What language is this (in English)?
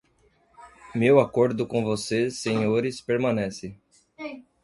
Portuguese